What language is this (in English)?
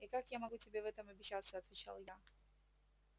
Russian